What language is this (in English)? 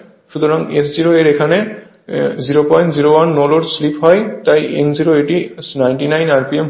Bangla